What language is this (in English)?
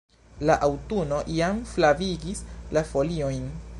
Esperanto